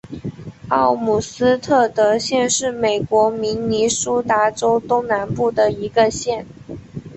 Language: Chinese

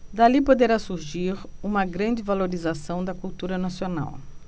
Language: Portuguese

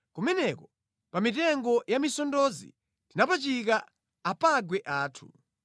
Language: Nyanja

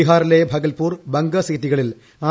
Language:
Malayalam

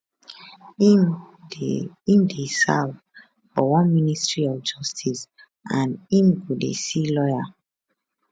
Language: Nigerian Pidgin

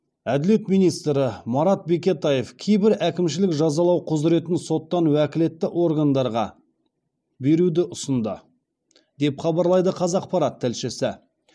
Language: Kazakh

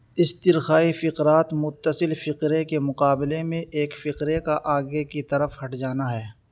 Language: Urdu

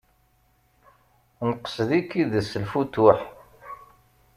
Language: Kabyle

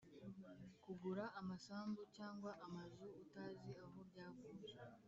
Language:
Kinyarwanda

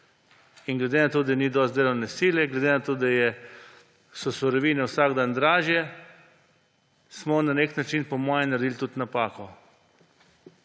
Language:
Slovenian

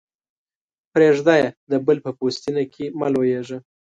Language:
Pashto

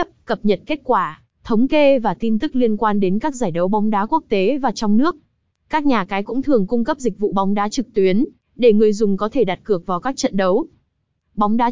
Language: Vietnamese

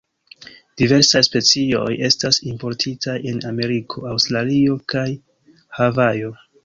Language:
Esperanto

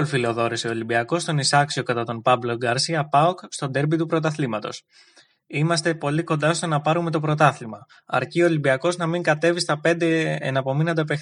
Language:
Greek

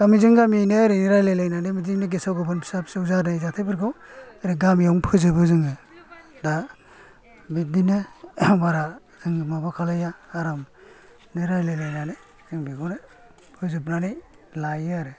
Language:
Bodo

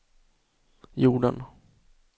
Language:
Swedish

